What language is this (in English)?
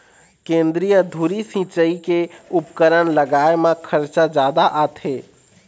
Chhattisgarhi